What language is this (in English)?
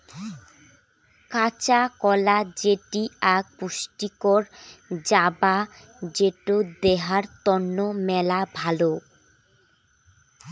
Bangla